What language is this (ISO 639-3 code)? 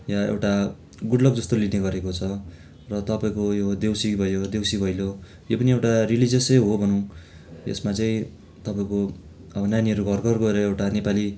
nep